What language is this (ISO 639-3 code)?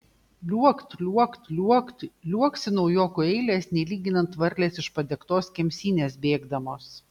lit